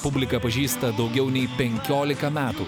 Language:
Lithuanian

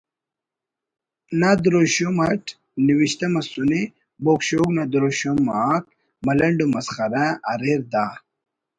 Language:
Brahui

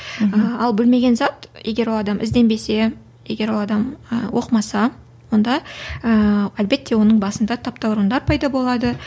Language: Kazakh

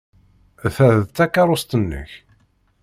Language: Kabyle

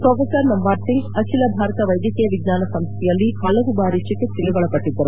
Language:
Kannada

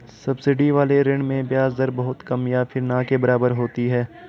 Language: Hindi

